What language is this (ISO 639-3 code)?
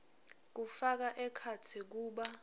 ssw